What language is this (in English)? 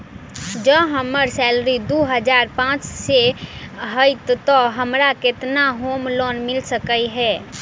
Maithili